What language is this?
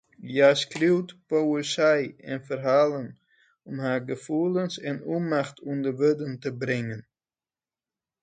Western Frisian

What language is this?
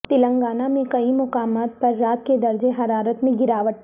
Urdu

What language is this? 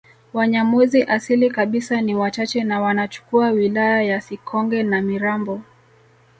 Swahili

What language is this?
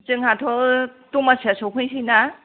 Bodo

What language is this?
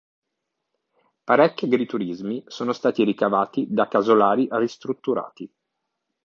Italian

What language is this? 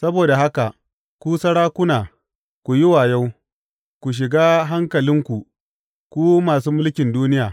Hausa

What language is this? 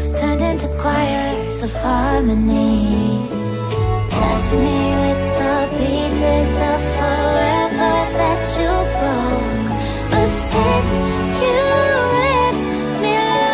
Hindi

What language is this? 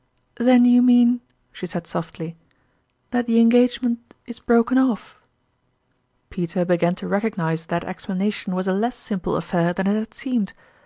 English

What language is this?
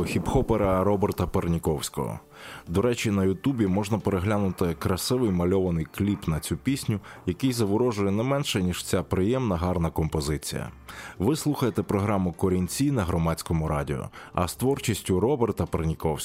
Ukrainian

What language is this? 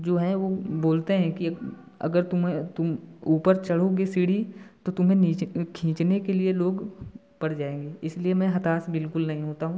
Hindi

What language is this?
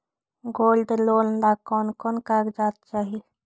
Magahi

